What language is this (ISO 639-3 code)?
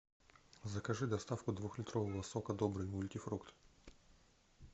rus